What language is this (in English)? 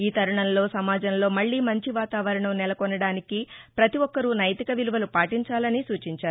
Telugu